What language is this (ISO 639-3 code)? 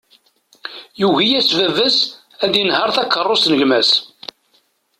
kab